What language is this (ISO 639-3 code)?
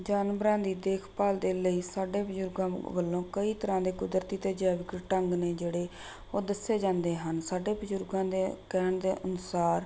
pan